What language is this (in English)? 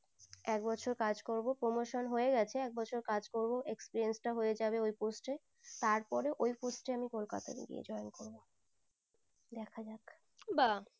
Bangla